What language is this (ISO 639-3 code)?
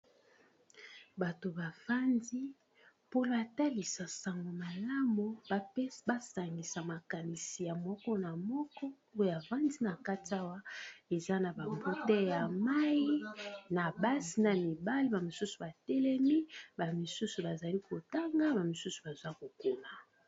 lin